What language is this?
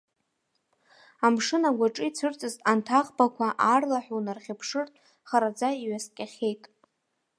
Abkhazian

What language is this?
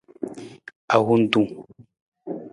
Nawdm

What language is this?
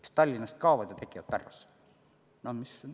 Estonian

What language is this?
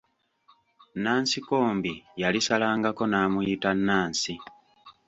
Ganda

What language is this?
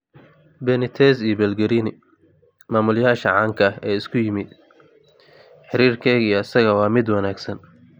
Somali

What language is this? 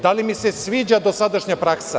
Serbian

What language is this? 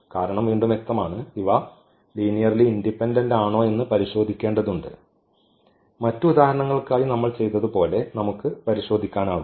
Malayalam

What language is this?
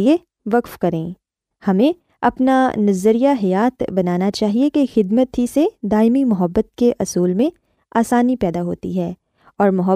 Urdu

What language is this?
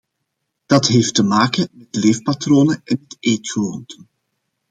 Dutch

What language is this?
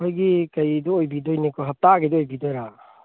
Manipuri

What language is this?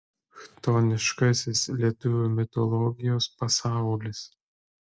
Lithuanian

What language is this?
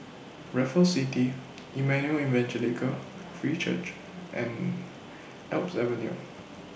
English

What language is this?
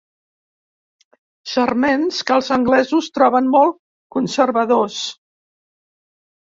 Catalan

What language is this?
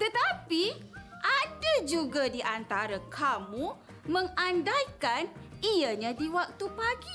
Malay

